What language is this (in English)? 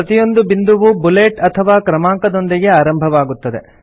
Kannada